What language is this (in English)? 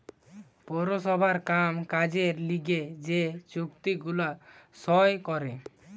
Bangla